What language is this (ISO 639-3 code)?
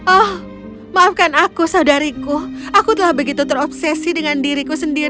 ind